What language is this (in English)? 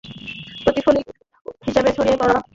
Bangla